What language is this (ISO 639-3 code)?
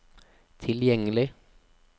nor